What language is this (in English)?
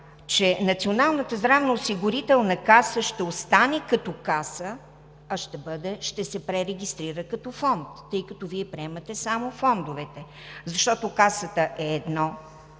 Bulgarian